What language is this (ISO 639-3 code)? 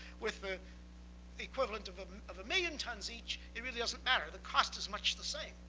eng